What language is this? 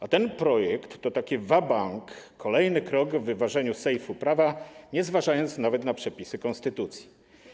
Polish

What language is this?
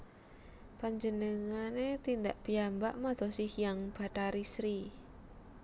Javanese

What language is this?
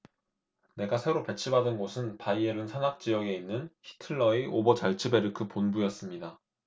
Korean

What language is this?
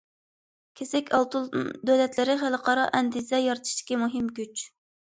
Uyghur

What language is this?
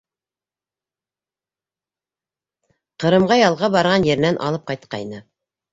Bashkir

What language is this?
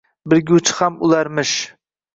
Uzbek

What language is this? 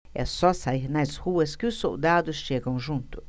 Portuguese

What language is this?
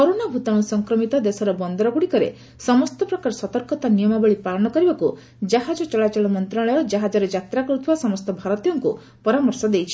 Odia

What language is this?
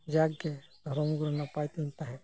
Santali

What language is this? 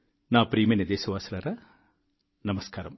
Telugu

